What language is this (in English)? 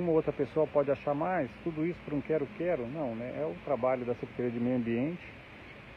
Portuguese